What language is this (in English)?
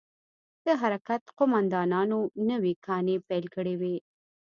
Pashto